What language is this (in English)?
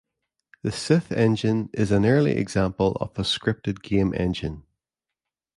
English